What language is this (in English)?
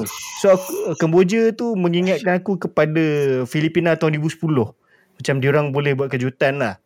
Malay